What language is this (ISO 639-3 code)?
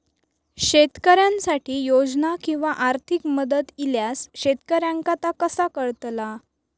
mar